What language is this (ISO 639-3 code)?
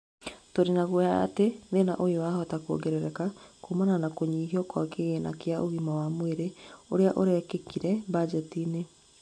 kik